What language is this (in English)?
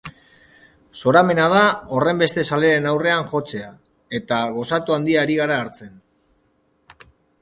Basque